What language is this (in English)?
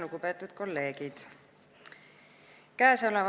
Estonian